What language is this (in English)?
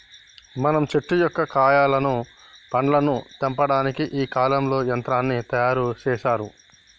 Telugu